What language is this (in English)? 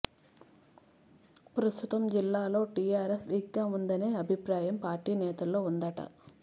Telugu